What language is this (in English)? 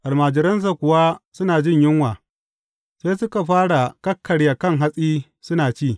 Hausa